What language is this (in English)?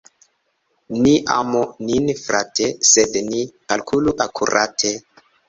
Esperanto